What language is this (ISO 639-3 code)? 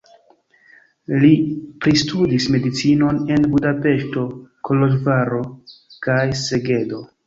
epo